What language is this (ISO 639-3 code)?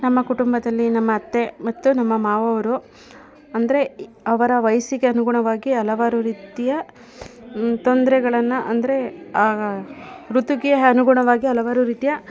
kan